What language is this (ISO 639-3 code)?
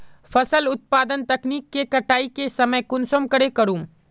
mag